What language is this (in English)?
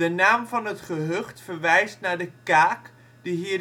Dutch